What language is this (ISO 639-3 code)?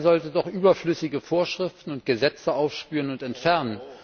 deu